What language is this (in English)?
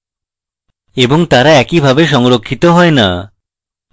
Bangla